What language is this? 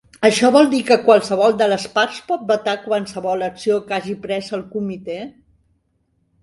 Catalan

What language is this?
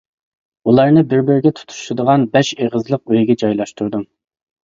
Uyghur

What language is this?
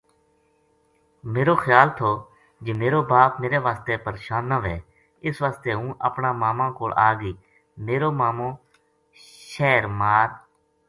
Gujari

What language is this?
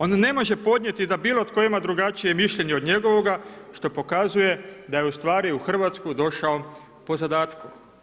Croatian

